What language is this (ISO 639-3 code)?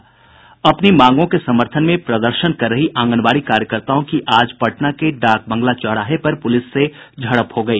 hin